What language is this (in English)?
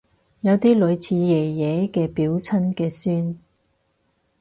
Cantonese